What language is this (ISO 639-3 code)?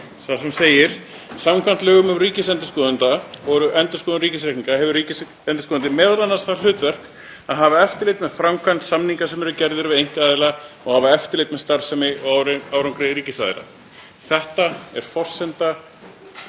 isl